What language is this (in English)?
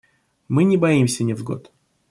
Russian